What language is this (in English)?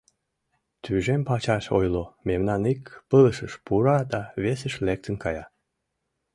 Mari